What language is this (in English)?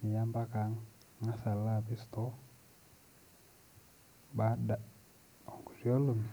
Masai